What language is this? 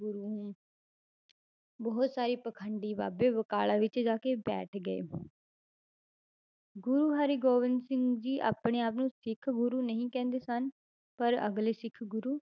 Punjabi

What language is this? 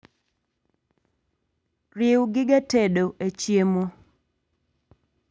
Luo (Kenya and Tanzania)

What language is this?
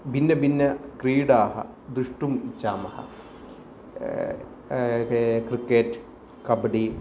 Sanskrit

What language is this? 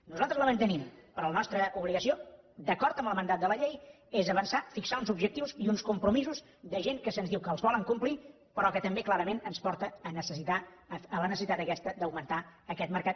Catalan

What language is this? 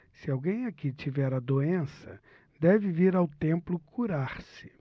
Portuguese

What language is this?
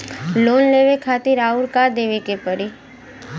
Bhojpuri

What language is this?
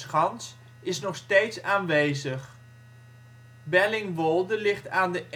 Dutch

